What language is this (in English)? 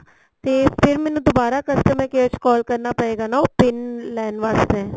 Punjabi